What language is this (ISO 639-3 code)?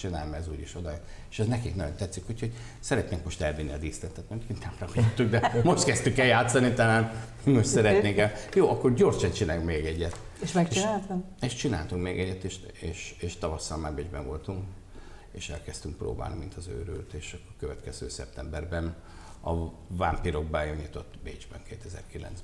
hun